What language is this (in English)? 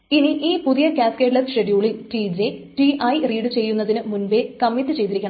Malayalam